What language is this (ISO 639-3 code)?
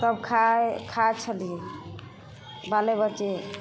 mai